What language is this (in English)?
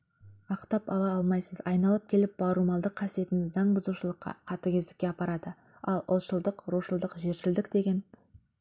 Kazakh